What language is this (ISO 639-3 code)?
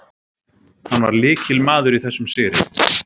isl